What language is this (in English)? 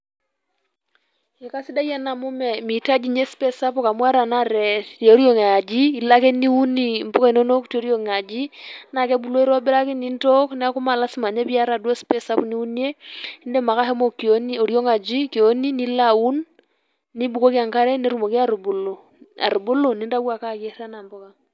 Masai